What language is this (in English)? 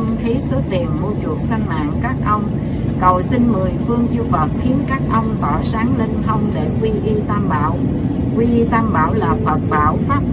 Vietnamese